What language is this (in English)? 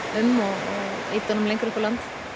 Icelandic